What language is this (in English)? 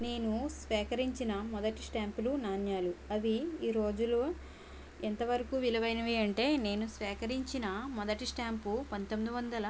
Telugu